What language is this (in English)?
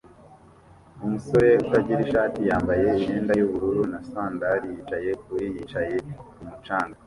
Kinyarwanda